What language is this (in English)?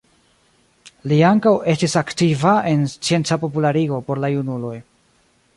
Esperanto